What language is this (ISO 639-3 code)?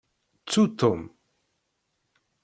kab